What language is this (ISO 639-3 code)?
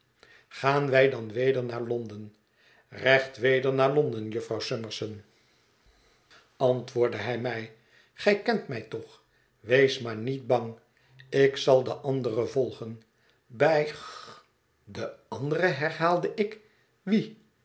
nld